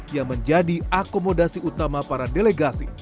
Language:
Indonesian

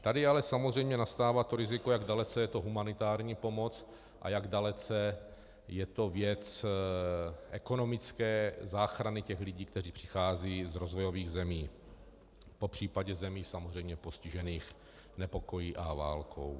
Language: Czech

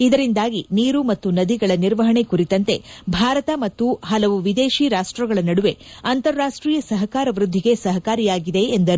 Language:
Kannada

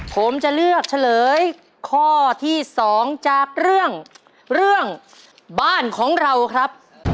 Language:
Thai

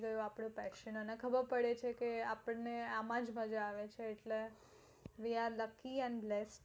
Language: Gujarati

